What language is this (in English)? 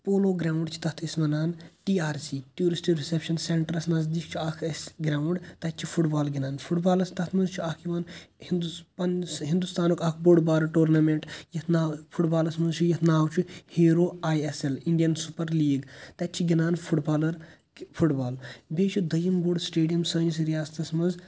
Kashmiri